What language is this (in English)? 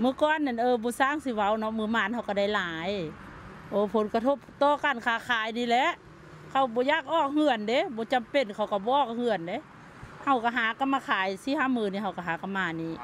Thai